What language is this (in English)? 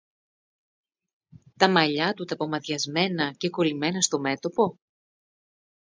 Greek